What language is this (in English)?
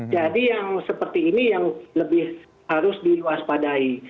Indonesian